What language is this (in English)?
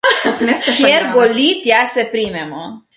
Slovenian